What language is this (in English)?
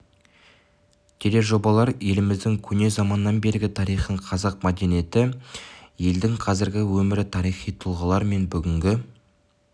Kazakh